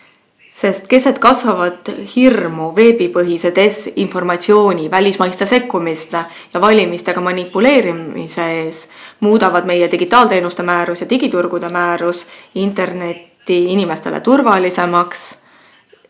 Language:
Estonian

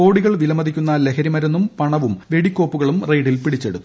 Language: Malayalam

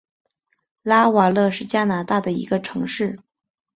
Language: Chinese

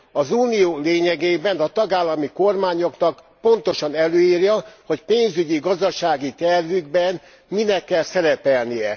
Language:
Hungarian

